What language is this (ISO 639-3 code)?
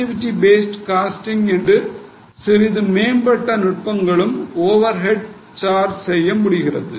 tam